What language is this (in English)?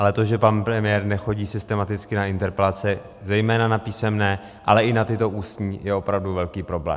Czech